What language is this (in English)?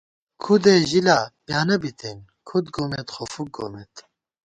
Gawar-Bati